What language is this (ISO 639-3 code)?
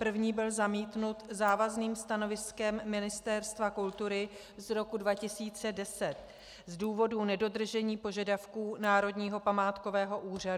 ces